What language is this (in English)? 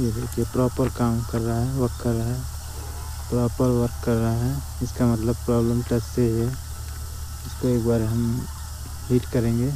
Hindi